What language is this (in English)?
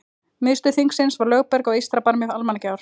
Icelandic